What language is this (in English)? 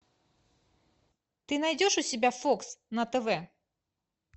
Russian